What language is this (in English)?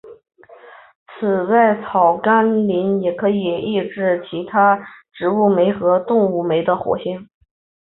Chinese